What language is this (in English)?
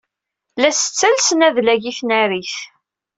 Kabyle